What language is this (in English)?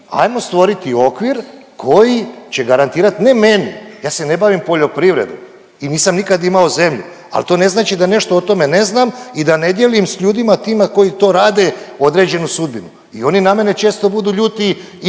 Croatian